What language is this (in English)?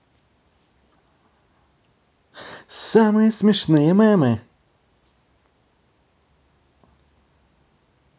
Russian